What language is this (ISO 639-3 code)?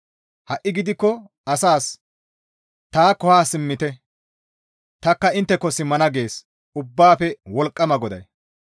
gmv